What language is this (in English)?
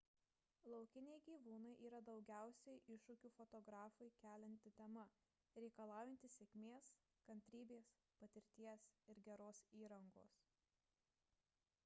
Lithuanian